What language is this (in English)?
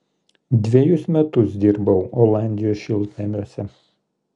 Lithuanian